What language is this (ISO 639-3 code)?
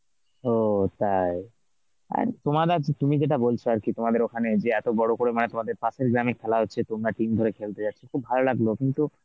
ben